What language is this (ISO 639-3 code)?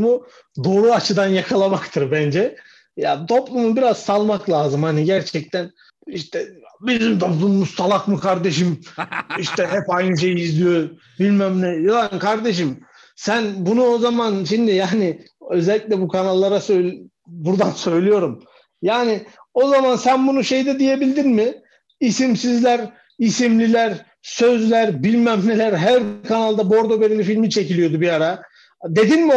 tur